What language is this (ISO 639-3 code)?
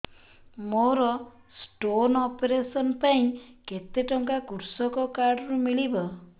ori